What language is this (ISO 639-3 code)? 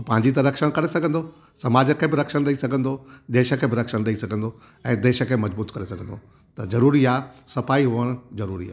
snd